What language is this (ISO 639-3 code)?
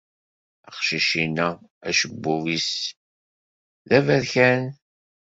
kab